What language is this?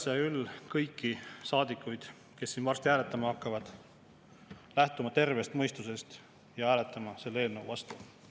Estonian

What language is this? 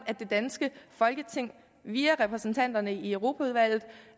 Danish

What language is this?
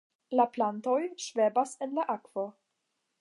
Esperanto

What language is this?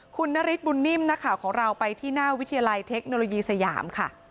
Thai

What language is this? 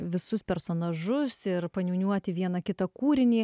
Lithuanian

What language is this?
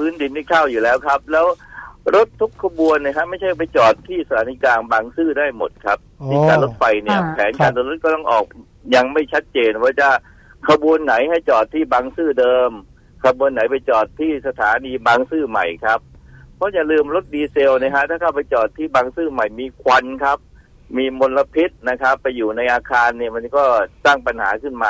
Thai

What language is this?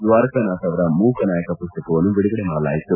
Kannada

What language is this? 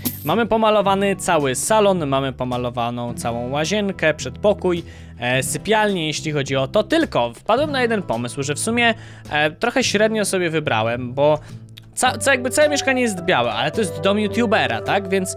Polish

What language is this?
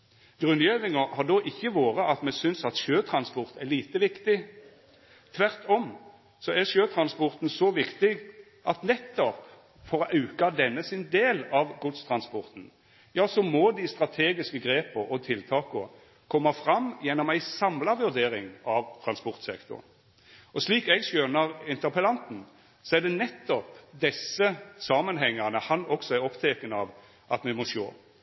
Norwegian Nynorsk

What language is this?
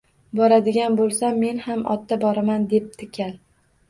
Uzbek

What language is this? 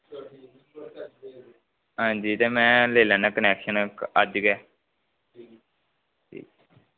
Dogri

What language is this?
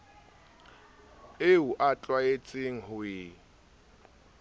Southern Sotho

